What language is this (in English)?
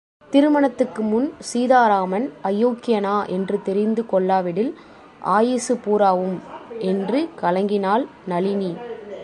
Tamil